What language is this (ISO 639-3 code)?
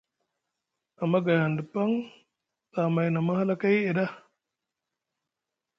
mug